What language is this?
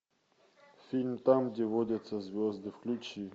Russian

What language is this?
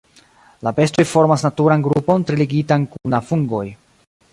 Esperanto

